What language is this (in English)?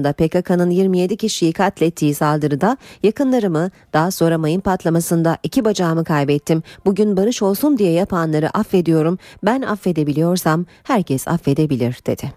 Turkish